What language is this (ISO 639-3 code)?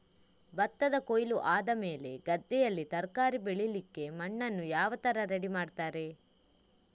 kan